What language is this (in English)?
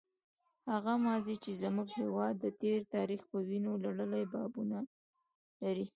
Pashto